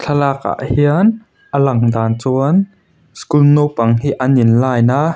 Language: Mizo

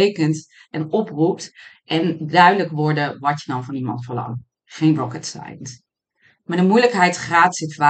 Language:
Dutch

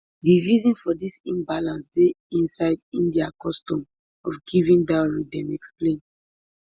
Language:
Nigerian Pidgin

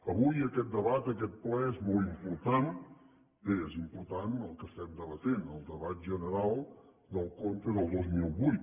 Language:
Catalan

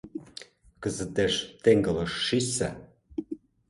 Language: Mari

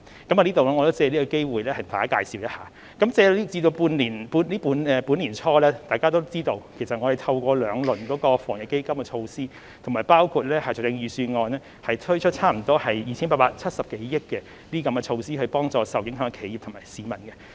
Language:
Cantonese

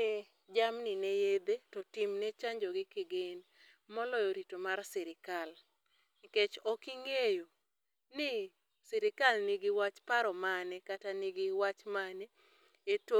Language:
Luo (Kenya and Tanzania)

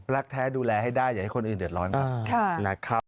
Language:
Thai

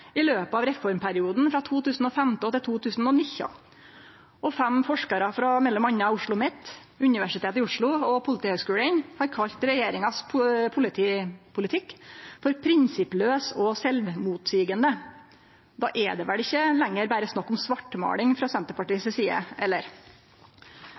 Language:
Norwegian Nynorsk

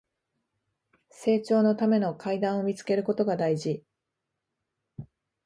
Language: Japanese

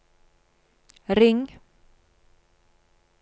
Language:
Norwegian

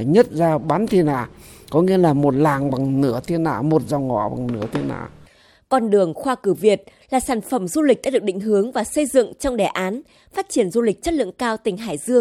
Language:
Vietnamese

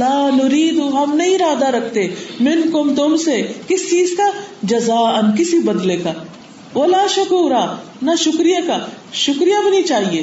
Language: Urdu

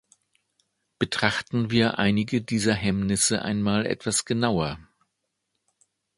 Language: German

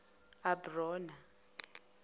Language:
Zulu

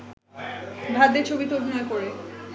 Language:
Bangla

